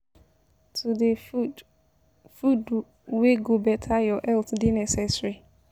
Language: Nigerian Pidgin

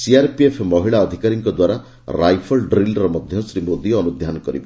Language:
Odia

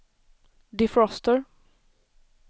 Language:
Swedish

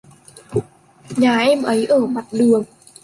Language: Vietnamese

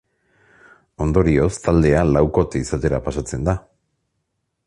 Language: Basque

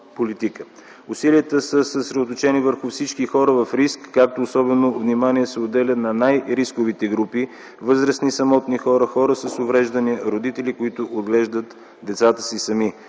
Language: Bulgarian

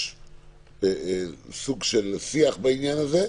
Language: Hebrew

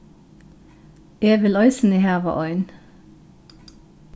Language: Faroese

